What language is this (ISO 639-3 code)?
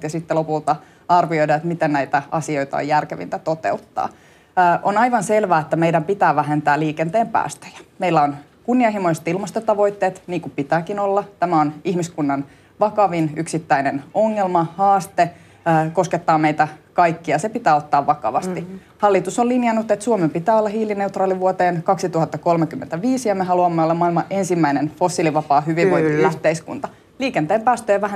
fin